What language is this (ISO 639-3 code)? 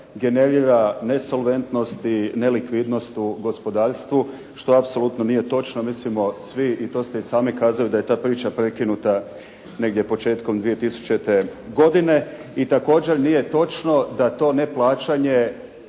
hrv